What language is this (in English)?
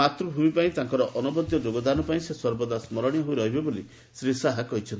Odia